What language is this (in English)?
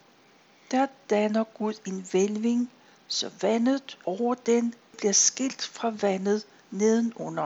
Danish